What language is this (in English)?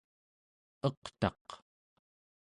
Central Yupik